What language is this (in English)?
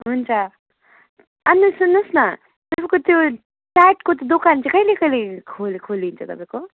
Nepali